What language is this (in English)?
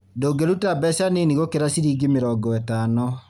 Kikuyu